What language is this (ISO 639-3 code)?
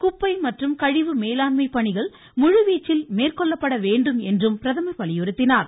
tam